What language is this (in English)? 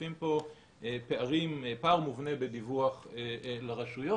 Hebrew